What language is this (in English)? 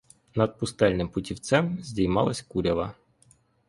Ukrainian